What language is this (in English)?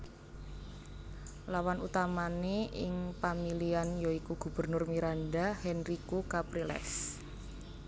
Javanese